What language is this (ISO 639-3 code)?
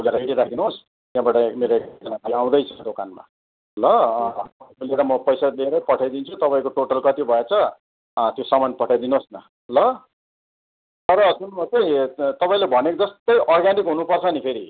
nep